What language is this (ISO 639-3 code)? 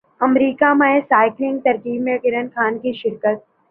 urd